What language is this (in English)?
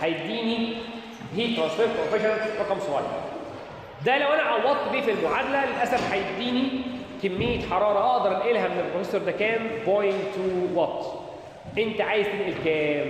Arabic